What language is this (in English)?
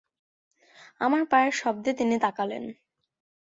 Bangla